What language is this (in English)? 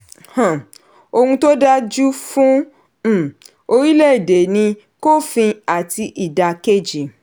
Yoruba